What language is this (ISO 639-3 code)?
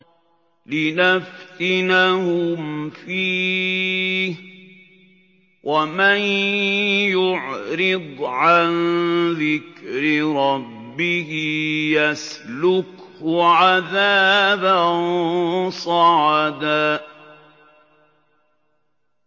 ara